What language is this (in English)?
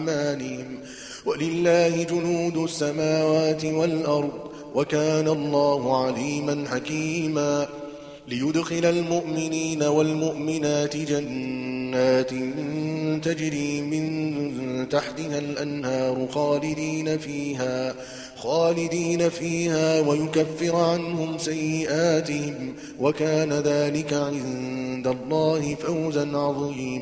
Arabic